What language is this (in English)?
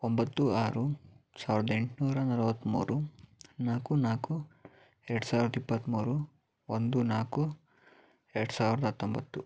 Kannada